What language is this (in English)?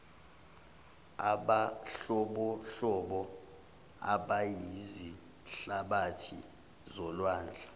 Zulu